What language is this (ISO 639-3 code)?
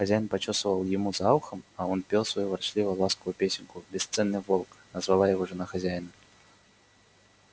rus